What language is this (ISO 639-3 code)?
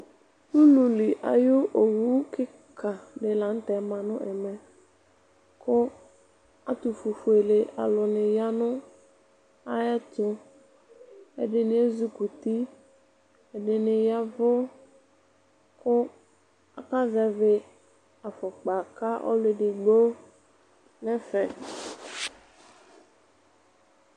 kpo